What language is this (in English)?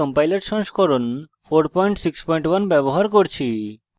Bangla